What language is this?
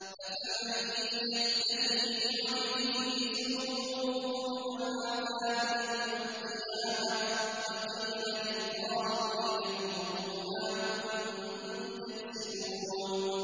Arabic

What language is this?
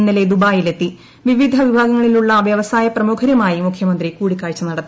Malayalam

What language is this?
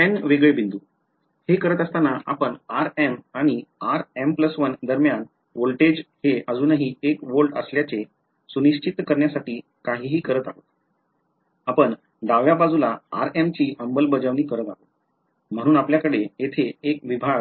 Marathi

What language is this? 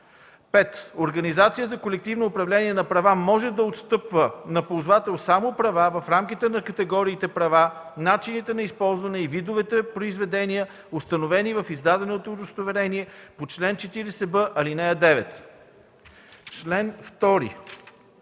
Bulgarian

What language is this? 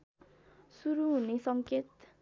Nepali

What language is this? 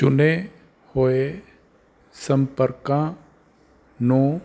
Punjabi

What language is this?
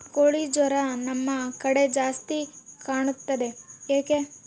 Kannada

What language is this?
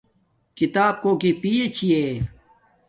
Domaaki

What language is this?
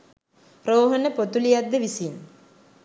Sinhala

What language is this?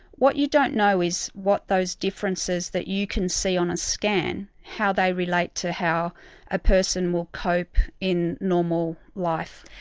English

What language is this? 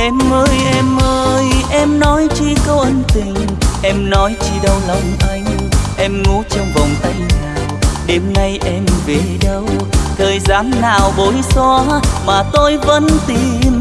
Vietnamese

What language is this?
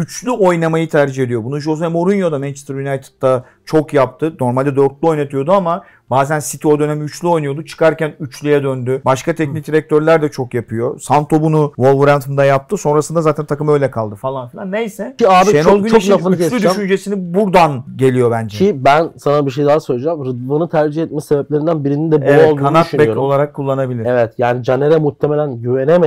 Turkish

